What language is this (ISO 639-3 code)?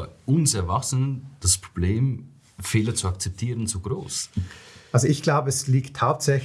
deu